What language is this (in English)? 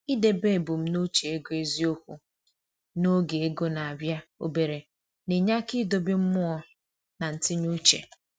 Igbo